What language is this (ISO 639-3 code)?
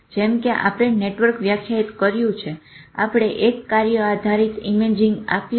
guj